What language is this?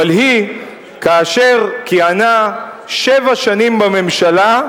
Hebrew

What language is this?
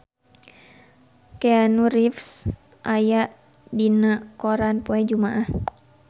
Sundanese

